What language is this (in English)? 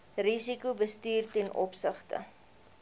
Afrikaans